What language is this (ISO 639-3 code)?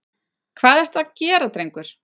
isl